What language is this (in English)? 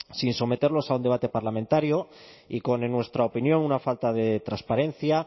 Spanish